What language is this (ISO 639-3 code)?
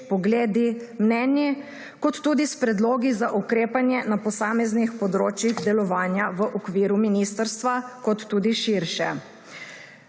slv